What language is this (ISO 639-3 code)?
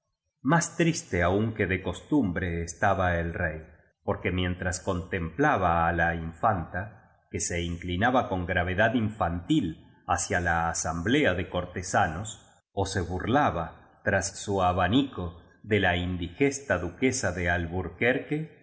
spa